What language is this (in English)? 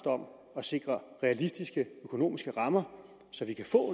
Danish